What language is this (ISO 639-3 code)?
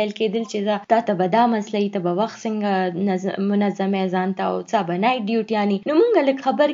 urd